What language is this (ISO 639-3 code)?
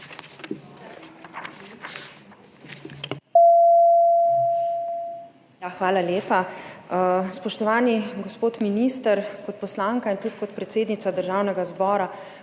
slv